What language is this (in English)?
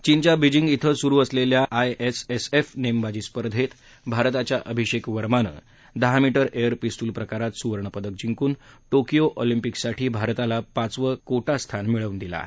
Marathi